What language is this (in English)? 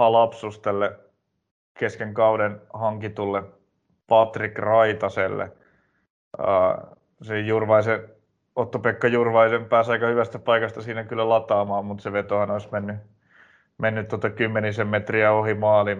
Finnish